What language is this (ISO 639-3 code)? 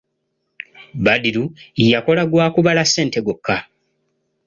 lug